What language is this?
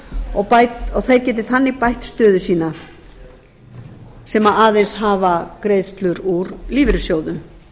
Icelandic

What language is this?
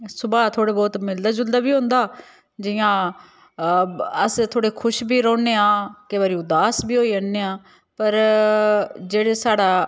Dogri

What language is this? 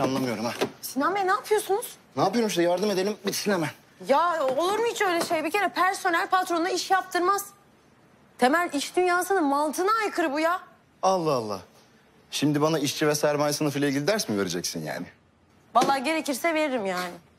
Turkish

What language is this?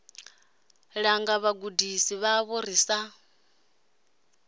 Venda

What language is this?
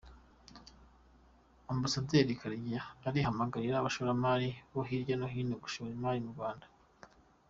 Kinyarwanda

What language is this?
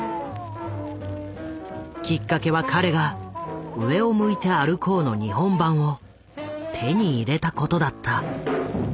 Japanese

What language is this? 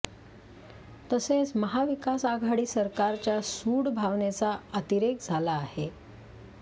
Marathi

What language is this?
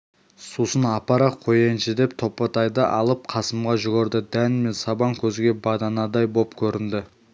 Kazakh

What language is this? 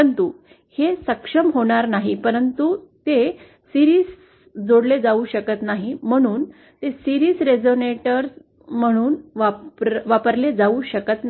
Marathi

